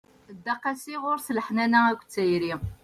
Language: Kabyle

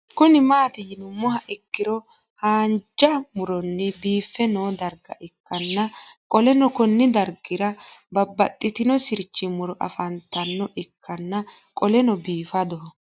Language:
Sidamo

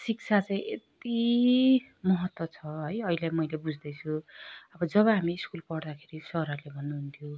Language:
Nepali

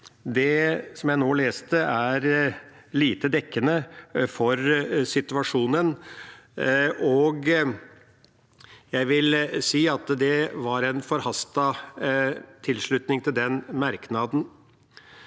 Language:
Norwegian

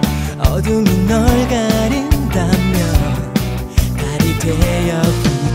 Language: Korean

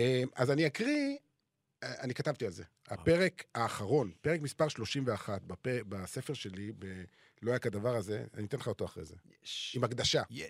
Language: Hebrew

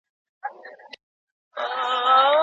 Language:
Pashto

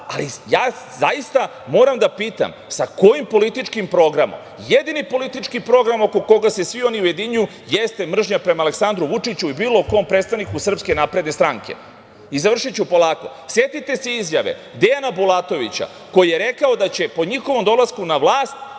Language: Serbian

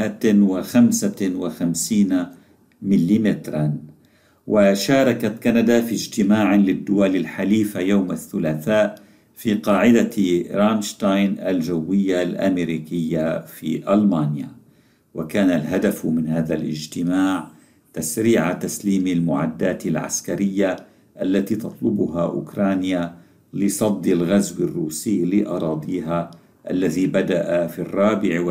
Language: Arabic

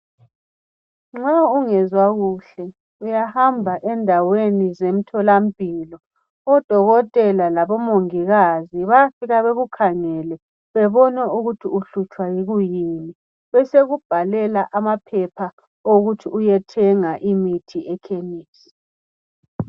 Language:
North Ndebele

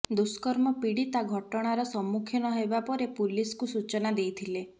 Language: Odia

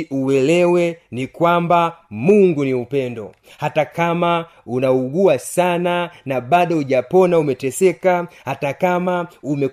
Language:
Swahili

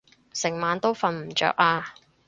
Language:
Cantonese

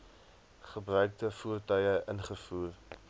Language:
Afrikaans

